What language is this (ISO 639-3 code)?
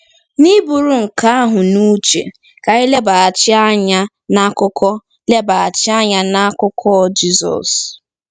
ibo